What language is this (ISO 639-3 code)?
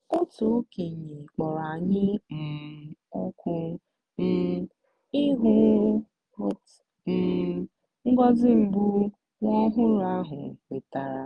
ibo